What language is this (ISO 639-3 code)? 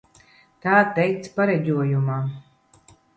lav